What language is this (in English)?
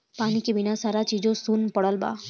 Bhojpuri